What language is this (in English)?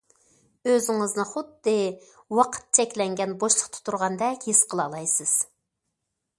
Uyghur